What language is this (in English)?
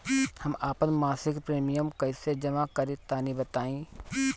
Bhojpuri